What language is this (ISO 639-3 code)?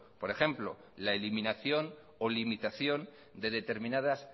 spa